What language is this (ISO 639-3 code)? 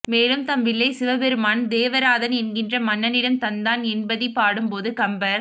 tam